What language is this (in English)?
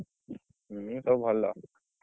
Odia